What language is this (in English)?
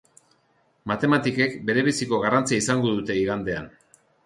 Basque